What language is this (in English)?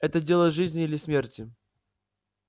Russian